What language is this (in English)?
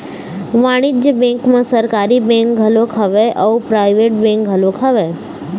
Chhattisgarhi